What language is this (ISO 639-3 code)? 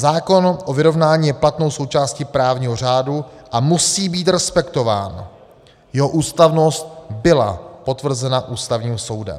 ces